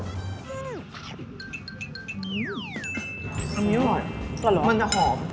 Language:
Thai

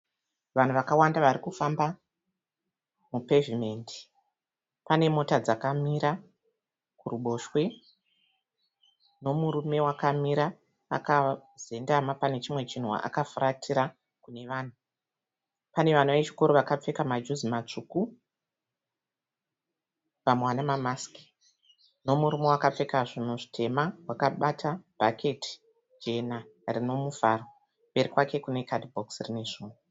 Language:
Shona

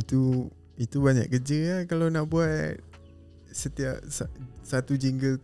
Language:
Malay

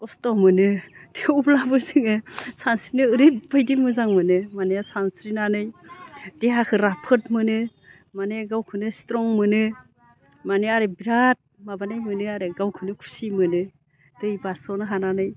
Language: Bodo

